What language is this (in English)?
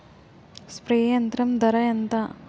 Telugu